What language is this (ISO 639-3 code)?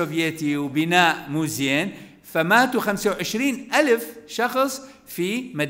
ara